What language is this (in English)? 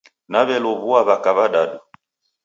Taita